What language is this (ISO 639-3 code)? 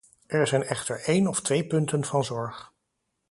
nld